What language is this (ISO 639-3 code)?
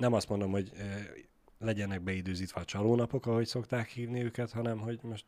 hun